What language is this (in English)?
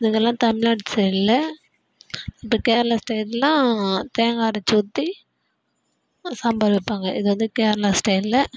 Tamil